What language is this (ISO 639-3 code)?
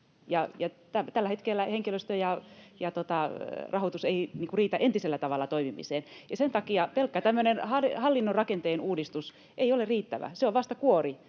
fin